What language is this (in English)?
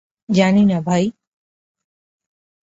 Bangla